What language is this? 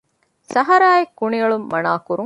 Divehi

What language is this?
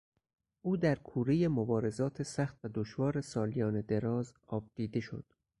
Persian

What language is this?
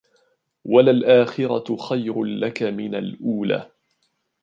Arabic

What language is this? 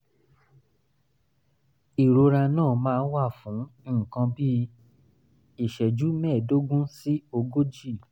Yoruba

